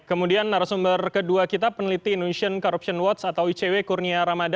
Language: Indonesian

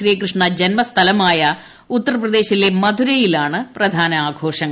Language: Malayalam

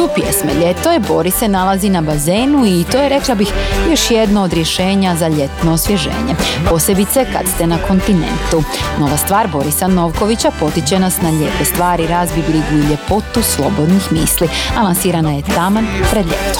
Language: Croatian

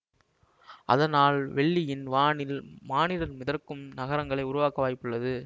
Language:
Tamil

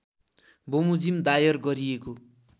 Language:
Nepali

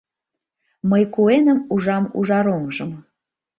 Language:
Mari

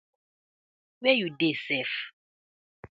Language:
Nigerian Pidgin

